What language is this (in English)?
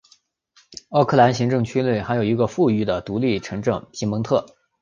Chinese